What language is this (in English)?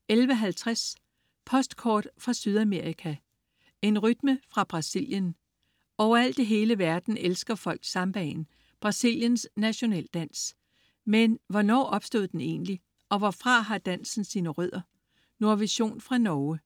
Danish